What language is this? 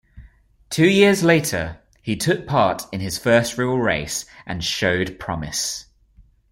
English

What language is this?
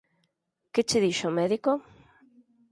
Galician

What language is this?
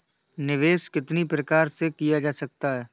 Hindi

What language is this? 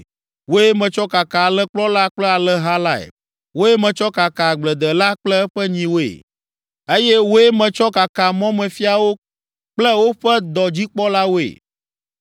Ewe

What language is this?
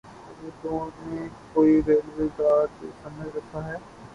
Urdu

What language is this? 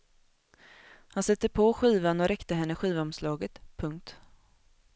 Swedish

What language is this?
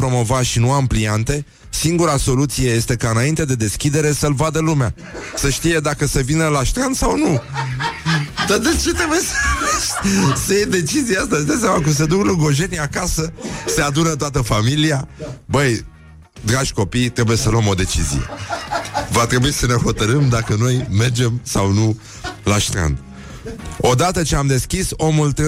Romanian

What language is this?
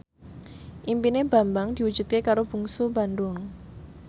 Javanese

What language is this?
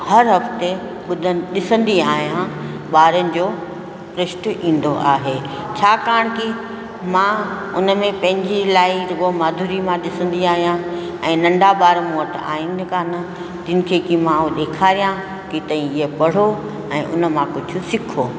Sindhi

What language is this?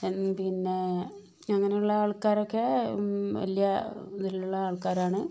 Malayalam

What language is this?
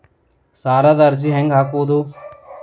Kannada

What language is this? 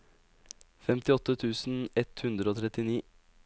Norwegian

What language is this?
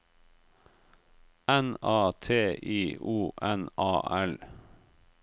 Norwegian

